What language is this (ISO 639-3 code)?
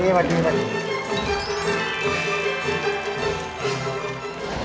tha